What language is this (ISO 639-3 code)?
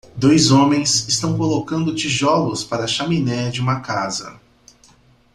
por